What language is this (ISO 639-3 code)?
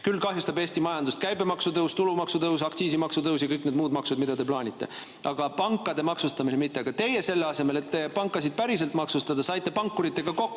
est